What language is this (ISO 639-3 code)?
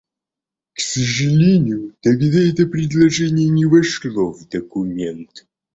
rus